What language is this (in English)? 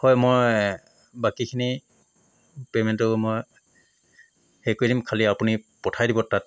Assamese